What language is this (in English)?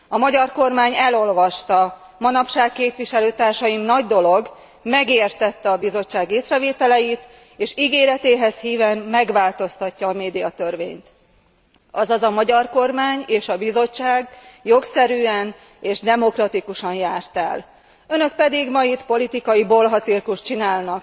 Hungarian